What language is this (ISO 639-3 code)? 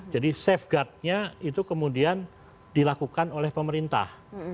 ind